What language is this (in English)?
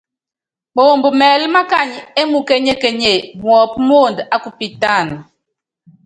Yangben